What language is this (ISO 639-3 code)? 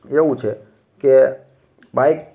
guj